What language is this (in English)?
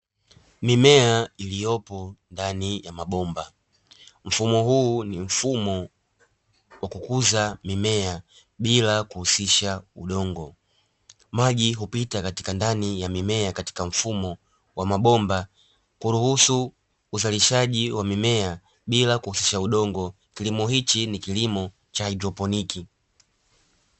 Swahili